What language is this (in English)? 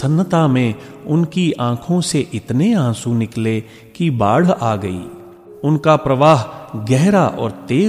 Hindi